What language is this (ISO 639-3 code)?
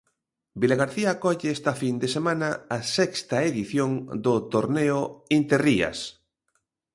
glg